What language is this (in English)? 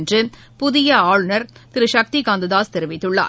Tamil